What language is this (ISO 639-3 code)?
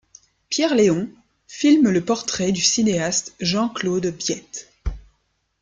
fra